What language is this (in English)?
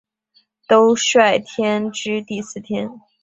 Chinese